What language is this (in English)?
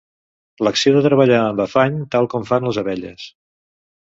Catalan